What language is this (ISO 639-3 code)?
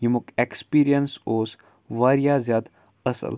kas